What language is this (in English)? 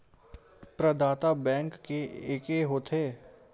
Chhattisgarhi